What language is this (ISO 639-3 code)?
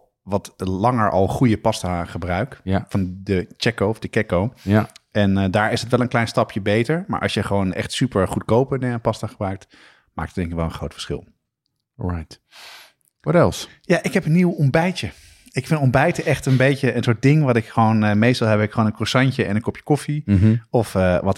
nld